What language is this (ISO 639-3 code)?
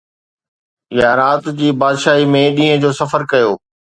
snd